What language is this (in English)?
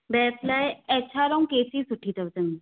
Sindhi